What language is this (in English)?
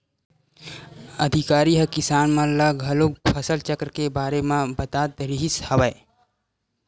Chhattisgarhi